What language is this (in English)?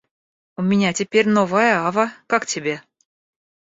Russian